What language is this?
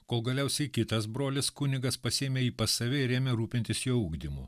Lithuanian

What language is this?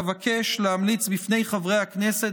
Hebrew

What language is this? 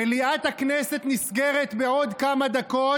Hebrew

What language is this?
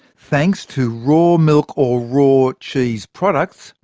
English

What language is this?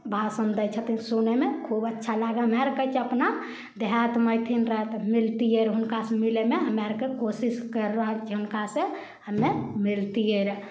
Maithili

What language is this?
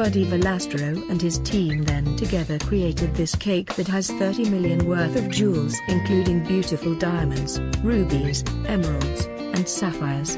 English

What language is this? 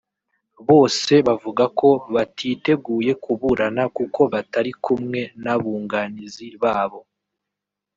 Kinyarwanda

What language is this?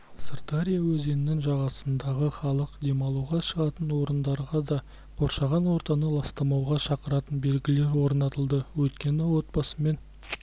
Kazakh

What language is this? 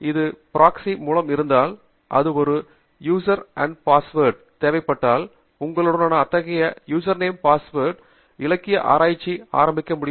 Tamil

